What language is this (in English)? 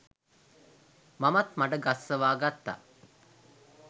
Sinhala